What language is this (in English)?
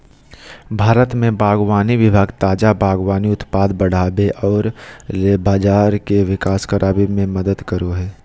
Magahi